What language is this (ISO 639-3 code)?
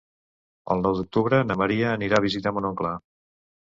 cat